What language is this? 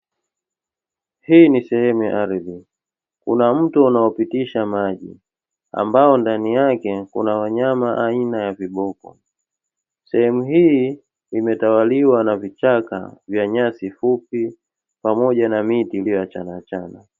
Swahili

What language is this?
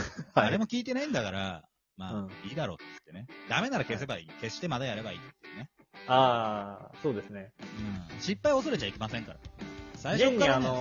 Japanese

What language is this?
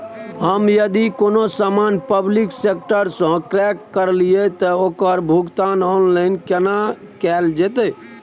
Maithili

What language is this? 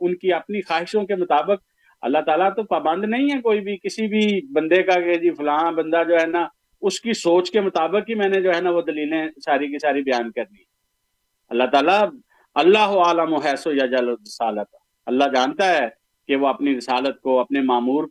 Urdu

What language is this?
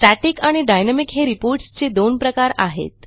Marathi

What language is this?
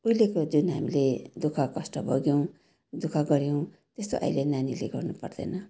Nepali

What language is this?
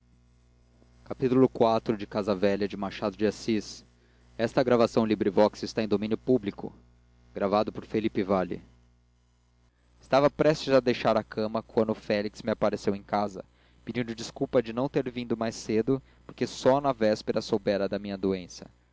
Portuguese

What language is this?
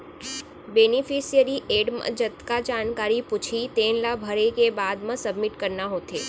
Chhattisgarhi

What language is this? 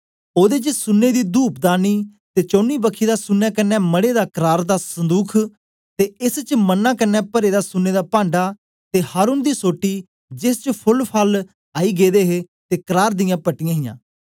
Dogri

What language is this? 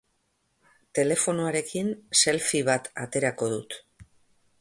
Basque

